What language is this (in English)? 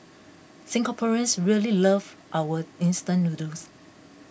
English